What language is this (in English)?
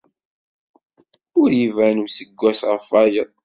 Kabyle